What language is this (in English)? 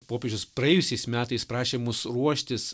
Lithuanian